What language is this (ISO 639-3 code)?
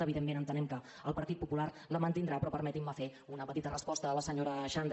cat